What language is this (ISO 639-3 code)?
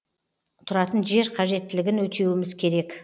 kaz